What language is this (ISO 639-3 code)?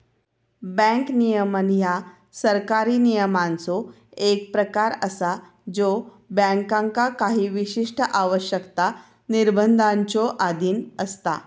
mar